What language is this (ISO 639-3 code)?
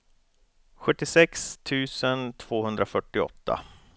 swe